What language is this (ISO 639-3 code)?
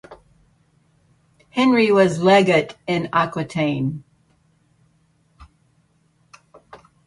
eng